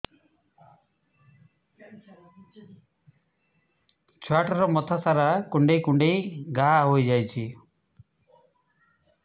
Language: Odia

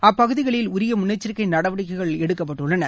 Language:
Tamil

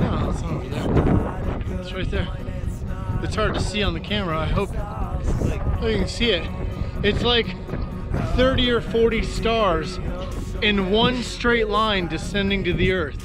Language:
English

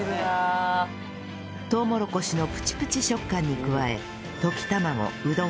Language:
Japanese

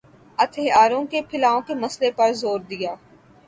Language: Urdu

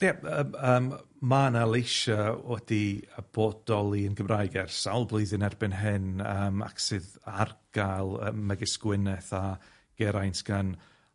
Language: Welsh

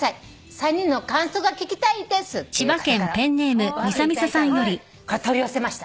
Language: Japanese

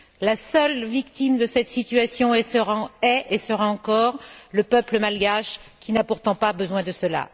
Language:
French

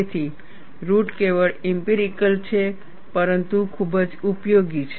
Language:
Gujarati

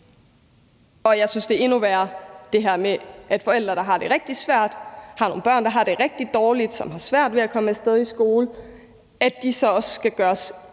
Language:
Danish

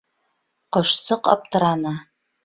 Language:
Bashkir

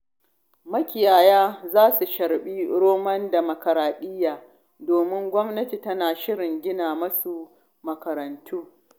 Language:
Hausa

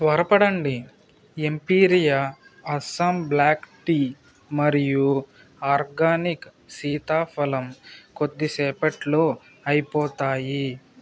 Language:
Telugu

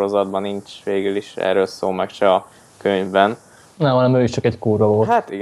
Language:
Hungarian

